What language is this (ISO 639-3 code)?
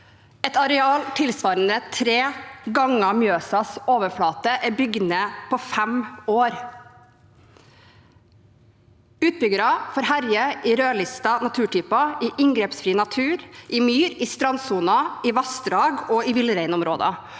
nor